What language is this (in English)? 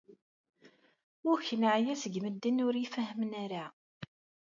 Kabyle